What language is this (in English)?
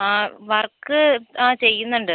Malayalam